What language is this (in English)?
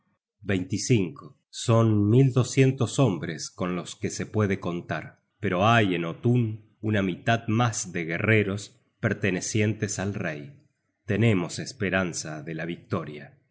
Spanish